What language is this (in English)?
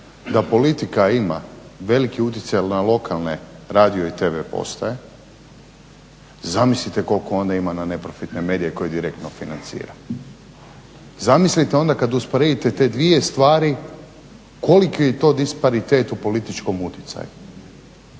Croatian